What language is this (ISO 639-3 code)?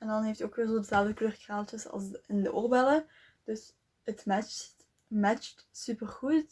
nld